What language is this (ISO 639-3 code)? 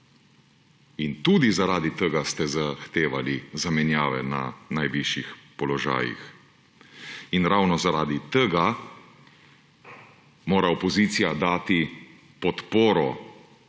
slv